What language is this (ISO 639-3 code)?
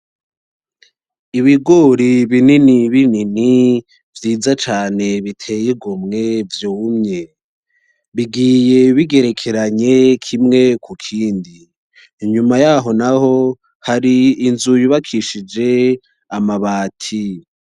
run